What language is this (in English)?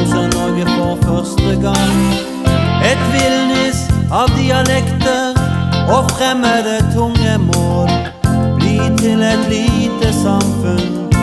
Hungarian